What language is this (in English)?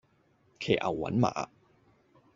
Cantonese